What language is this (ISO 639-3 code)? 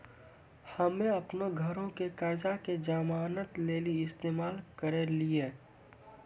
mai